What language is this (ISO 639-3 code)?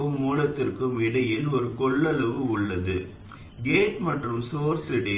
tam